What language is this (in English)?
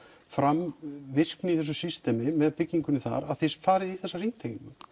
Icelandic